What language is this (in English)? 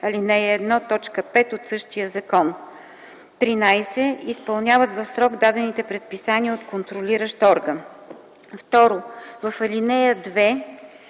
Bulgarian